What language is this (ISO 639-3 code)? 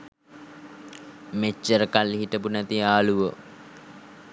sin